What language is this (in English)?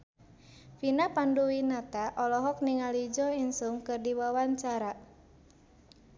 Sundanese